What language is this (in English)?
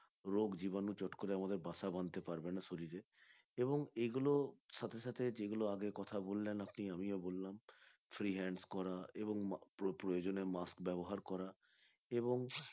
Bangla